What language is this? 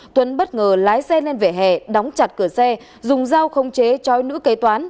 Vietnamese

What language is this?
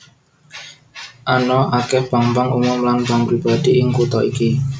Javanese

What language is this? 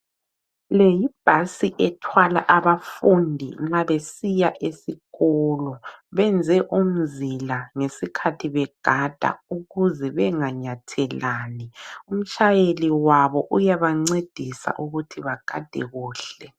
North Ndebele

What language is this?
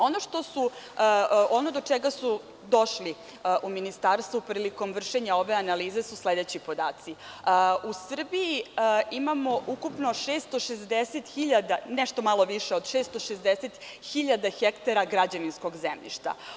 Serbian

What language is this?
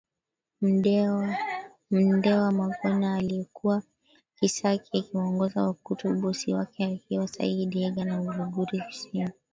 Swahili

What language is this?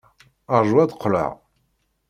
Kabyle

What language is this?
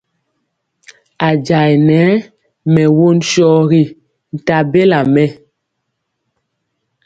Mpiemo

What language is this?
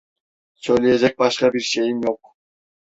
Turkish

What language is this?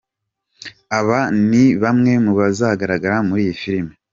Kinyarwanda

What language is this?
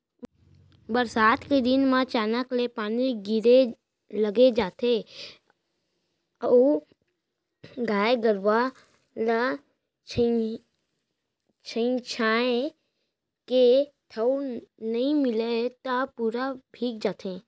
Chhattisgarhi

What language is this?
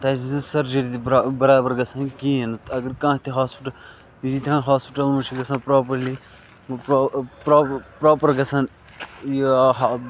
Kashmiri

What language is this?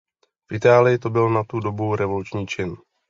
Czech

